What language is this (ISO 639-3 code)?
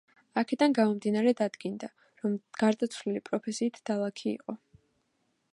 kat